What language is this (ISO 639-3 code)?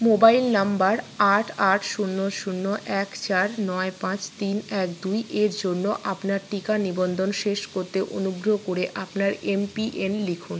ben